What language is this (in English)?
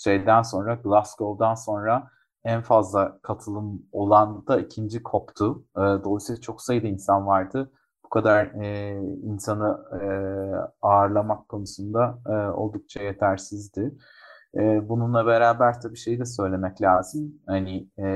Turkish